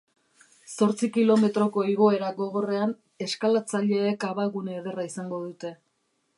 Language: Basque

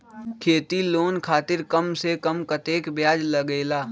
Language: Magahi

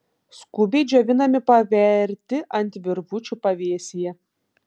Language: Lithuanian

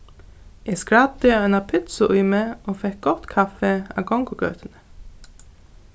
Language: Faroese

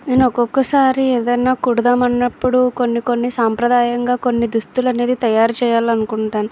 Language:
Telugu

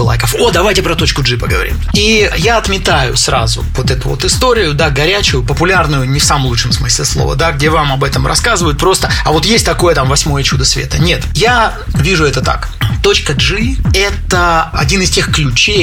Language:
Russian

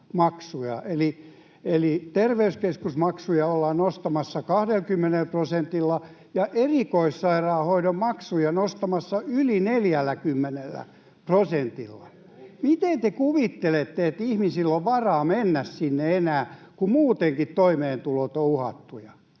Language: Finnish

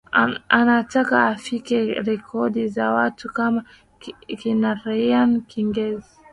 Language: Swahili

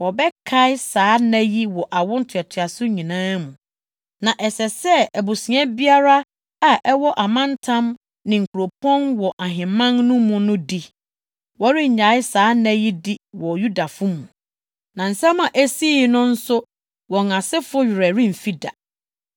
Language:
Akan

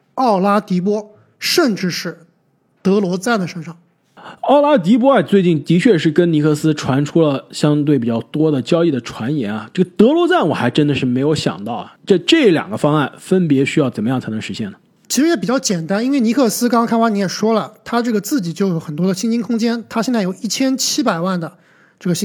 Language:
Chinese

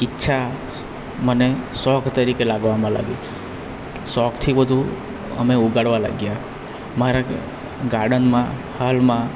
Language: Gujarati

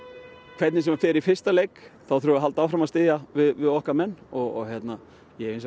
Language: Icelandic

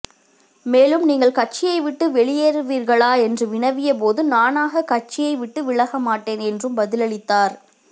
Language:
Tamil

